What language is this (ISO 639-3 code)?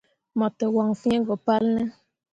mua